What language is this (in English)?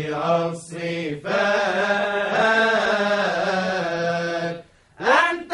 Arabic